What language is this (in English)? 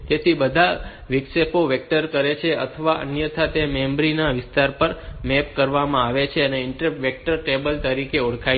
Gujarati